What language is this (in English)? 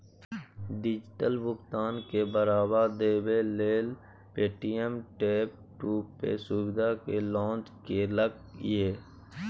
Maithili